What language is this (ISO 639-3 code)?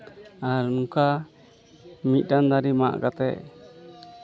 sat